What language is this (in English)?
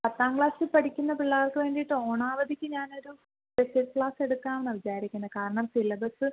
Malayalam